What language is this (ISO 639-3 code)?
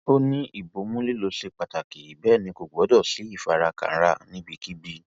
yor